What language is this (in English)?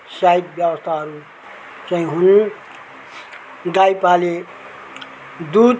Nepali